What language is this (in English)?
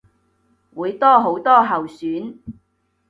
Cantonese